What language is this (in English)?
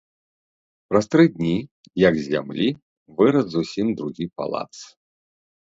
Belarusian